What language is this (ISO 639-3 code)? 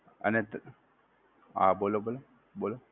guj